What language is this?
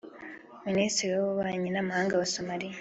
Kinyarwanda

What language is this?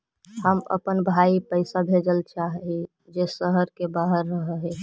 Magahi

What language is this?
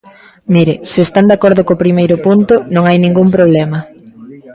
Galician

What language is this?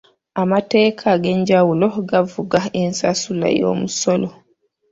Ganda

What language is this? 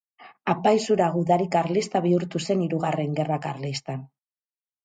Basque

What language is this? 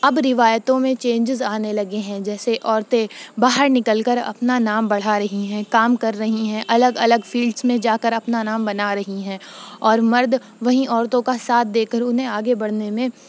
Urdu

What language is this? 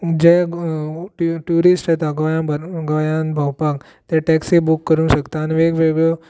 Konkani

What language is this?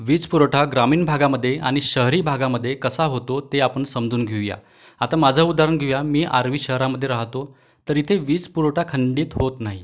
Marathi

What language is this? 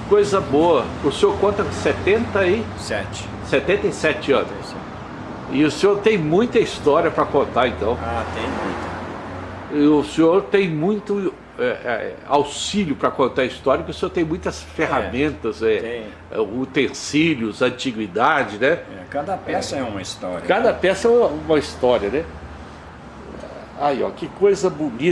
Portuguese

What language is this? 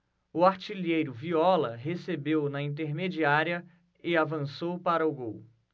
Portuguese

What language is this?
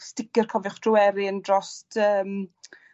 Welsh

